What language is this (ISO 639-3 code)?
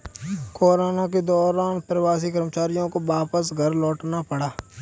hin